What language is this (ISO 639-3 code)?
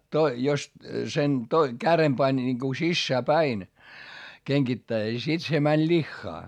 fin